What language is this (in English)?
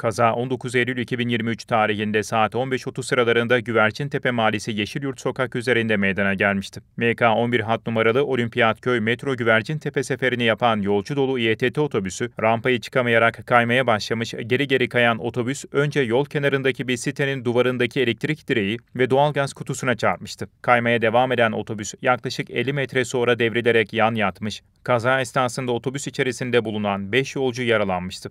Turkish